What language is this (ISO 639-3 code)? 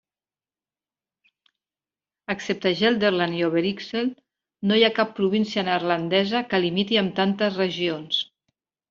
cat